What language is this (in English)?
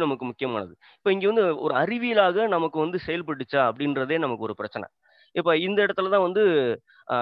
Tamil